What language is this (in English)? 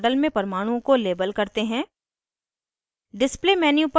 Hindi